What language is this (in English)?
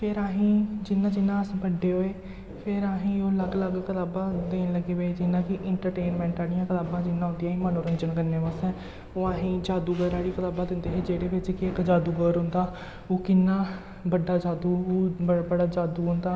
Dogri